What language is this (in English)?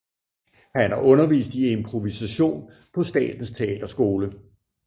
Danish